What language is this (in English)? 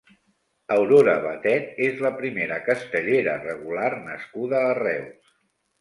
Catalan